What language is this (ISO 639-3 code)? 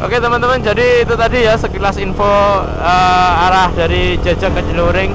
ind